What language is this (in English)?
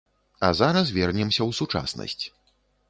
Belarusian